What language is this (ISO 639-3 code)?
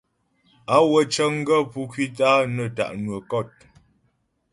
bbj